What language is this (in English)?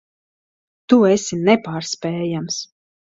Latvian